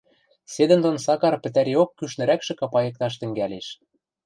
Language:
Western Mari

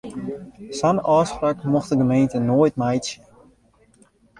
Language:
Western Frisian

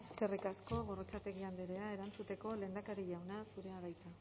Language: Basque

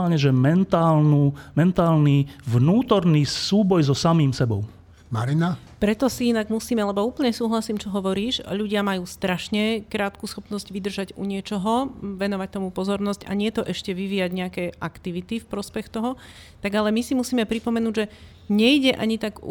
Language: Slovak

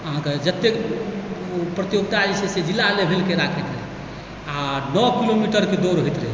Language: Maithili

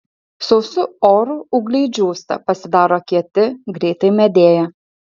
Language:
Lithuanian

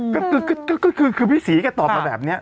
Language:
Thai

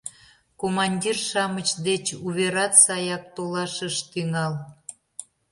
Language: Mari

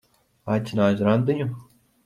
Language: Latvian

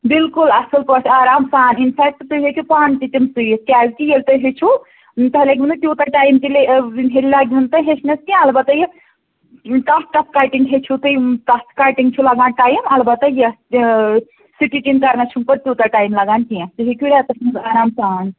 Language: Kashmiri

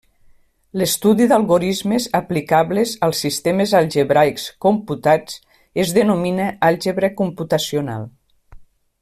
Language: Catalan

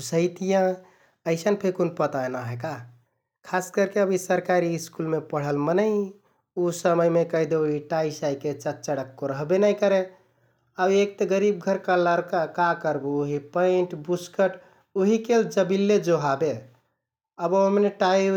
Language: Kathoriya Tharu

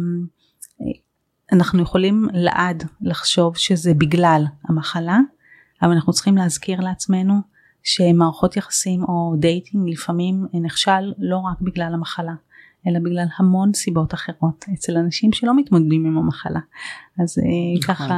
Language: Hebrew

